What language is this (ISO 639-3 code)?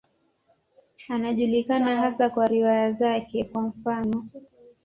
swa